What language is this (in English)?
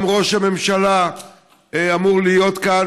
Hebrew